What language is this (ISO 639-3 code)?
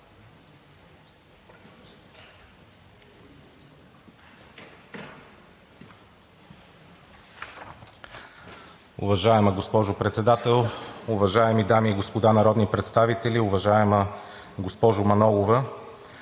bul